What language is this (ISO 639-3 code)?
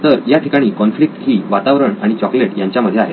mar